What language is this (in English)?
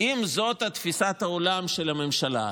Hebrew